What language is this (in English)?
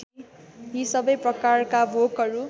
Nepali